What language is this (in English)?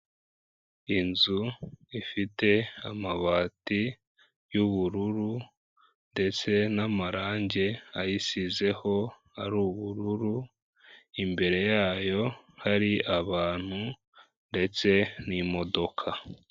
Kinyarwanda